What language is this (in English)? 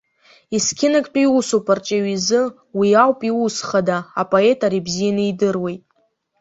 Abkhazian